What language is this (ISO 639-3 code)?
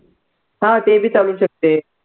mar